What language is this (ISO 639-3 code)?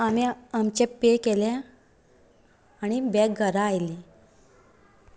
kok